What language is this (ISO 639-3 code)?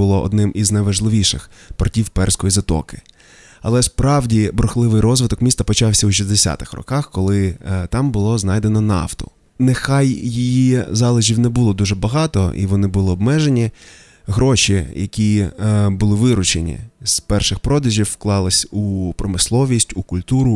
ukr